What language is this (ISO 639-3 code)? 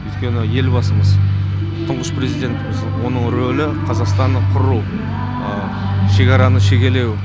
kaz